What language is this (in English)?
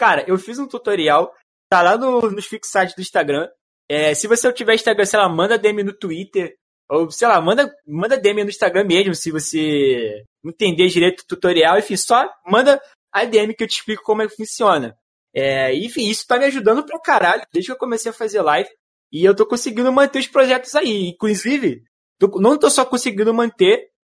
Portuguese